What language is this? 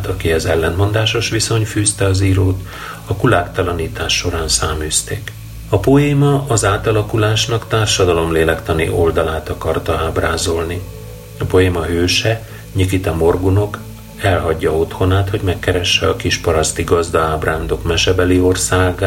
Hungarian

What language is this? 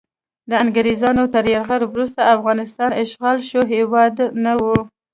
Pashto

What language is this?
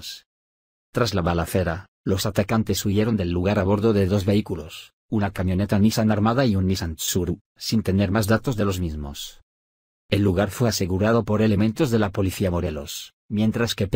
Spanish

